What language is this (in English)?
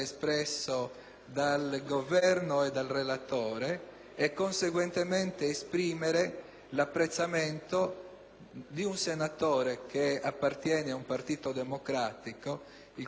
Italian